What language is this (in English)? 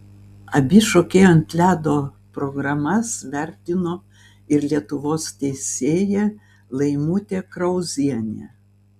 Lithuanian